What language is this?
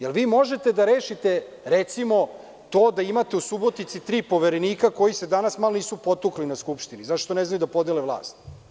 Serbian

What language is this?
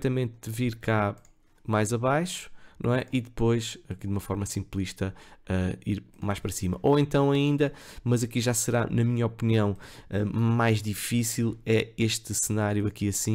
Portuguese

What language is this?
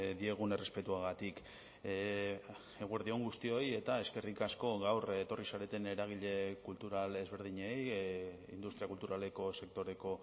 Basque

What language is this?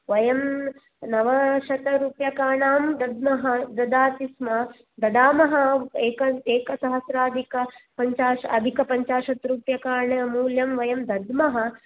Sanskrit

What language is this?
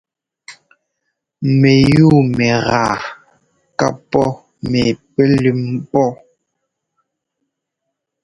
Ngomba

